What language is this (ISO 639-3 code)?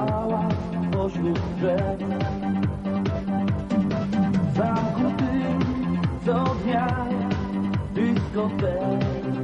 pol